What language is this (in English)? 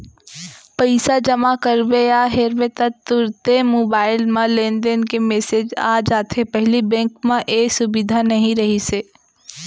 Chhattisgarhi